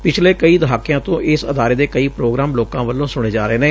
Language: Punjabi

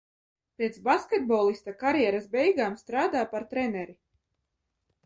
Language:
Latvian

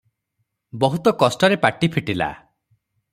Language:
Odia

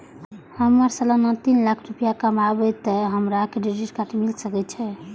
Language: Maithili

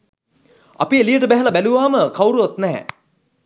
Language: Sinhala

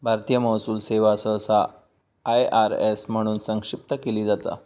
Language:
Marathi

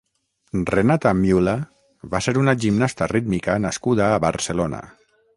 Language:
Catalan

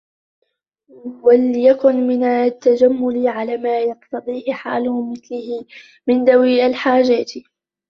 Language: Arabic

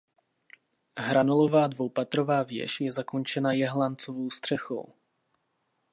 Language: Czech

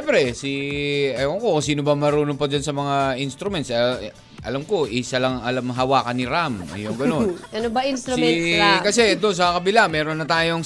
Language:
Filipino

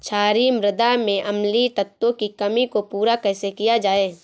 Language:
Hindi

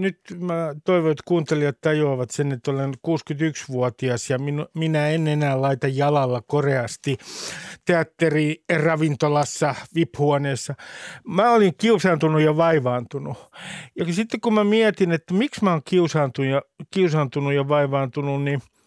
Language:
Finnish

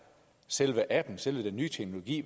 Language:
Danish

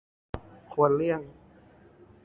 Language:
Thai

